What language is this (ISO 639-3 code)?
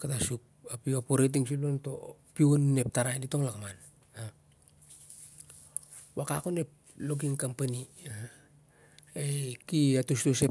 sjr